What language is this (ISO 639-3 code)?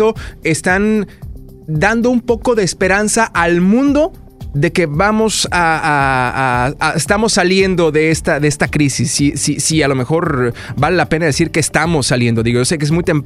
spa